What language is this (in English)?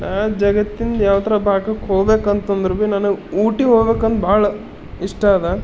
Kannada